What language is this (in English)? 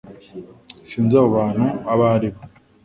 Kinyarwanda